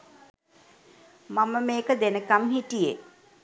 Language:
Sinhala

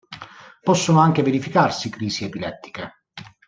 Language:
Italian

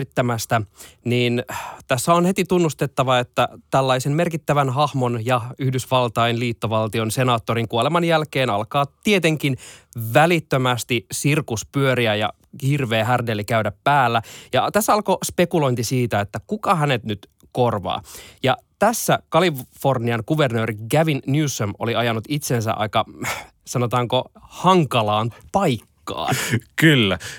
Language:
Finnish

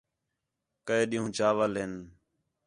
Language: Khetrani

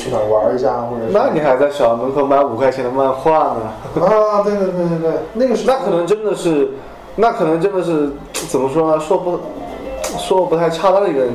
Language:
Chinese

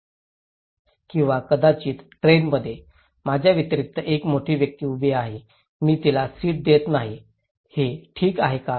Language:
Marathi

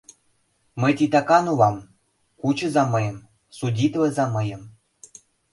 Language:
Mari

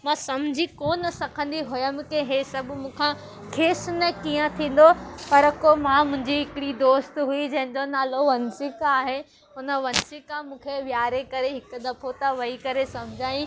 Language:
Sindhi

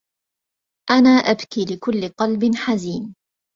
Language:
Arabic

